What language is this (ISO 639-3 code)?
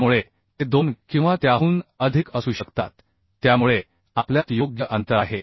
mar